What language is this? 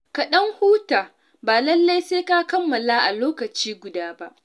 Hausa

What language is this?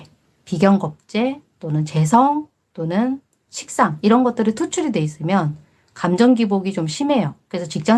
Korean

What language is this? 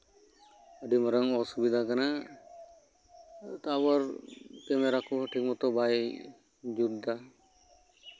Santali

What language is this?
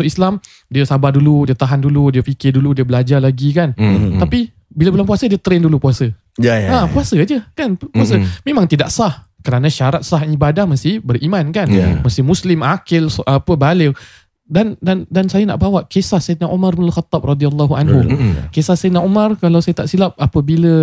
Malay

